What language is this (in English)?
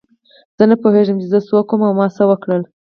Pashto